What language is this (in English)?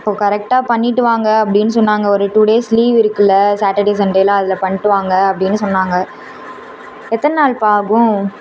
Tamil